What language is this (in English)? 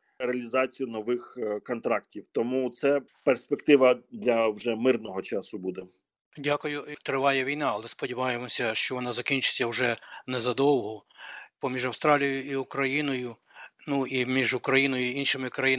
Ukrainian